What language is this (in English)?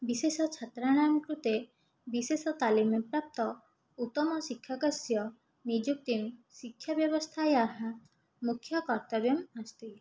Sanskrit